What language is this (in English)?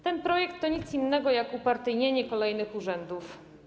Polish